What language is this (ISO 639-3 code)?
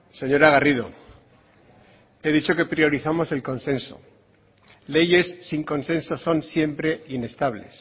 spa